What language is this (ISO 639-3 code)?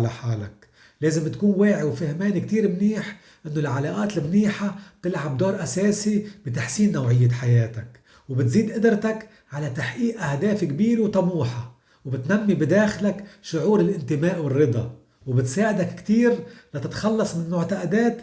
ara